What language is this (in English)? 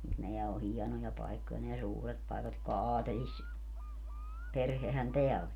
Finnish